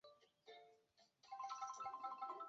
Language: Chinese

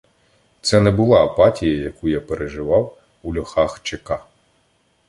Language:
Ukrainian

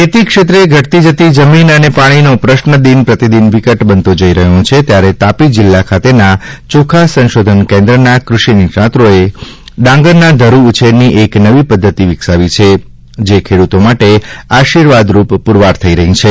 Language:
Gujarati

